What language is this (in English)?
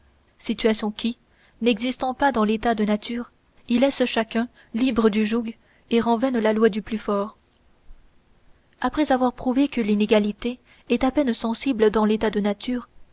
French